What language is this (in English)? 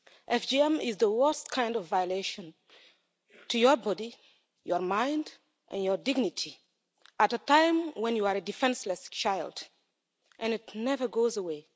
English